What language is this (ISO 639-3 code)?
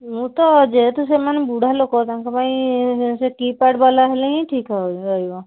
ori